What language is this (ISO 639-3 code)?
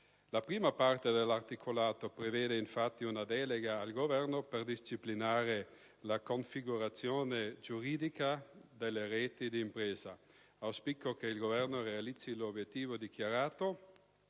ita